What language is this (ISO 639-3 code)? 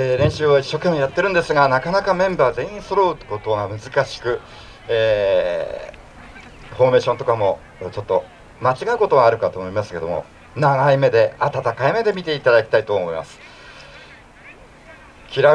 jpn